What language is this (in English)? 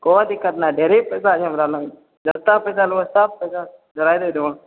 Maithili